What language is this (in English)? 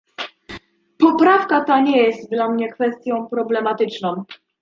Polish